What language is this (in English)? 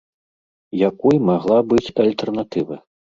Belarusian